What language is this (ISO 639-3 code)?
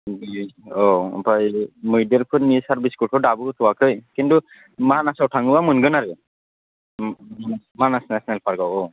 brx